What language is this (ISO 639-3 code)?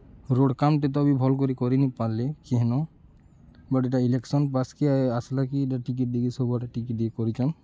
ori